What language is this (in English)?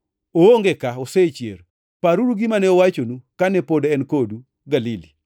Luo (Kenya and Tanzania)